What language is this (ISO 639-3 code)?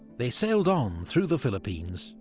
eng